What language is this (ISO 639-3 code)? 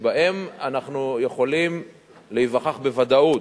heb